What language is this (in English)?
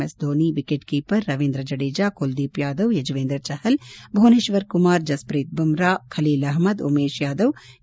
Kannada